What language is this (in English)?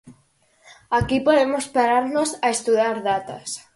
Galician